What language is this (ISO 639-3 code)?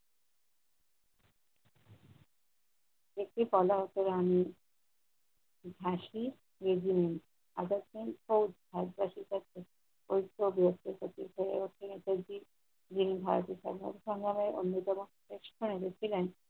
ben